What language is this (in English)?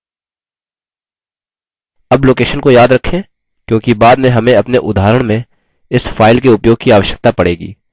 Hindi